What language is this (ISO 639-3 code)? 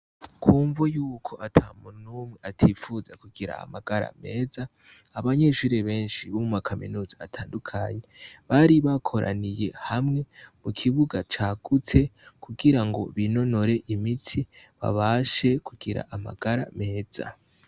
run